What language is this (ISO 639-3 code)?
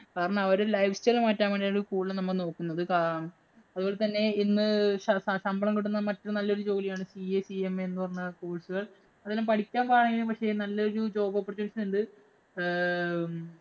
mal